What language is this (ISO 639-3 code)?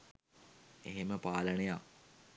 sin